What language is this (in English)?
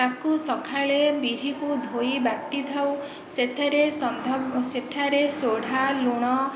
Odia